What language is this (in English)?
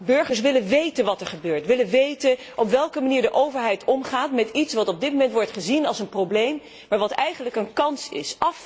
Dutch